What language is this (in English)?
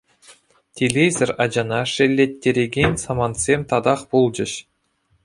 Chuvash